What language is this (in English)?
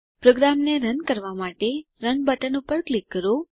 Gujarati